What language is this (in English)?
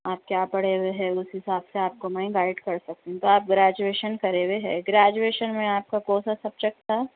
Urdu